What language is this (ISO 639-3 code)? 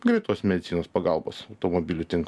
lit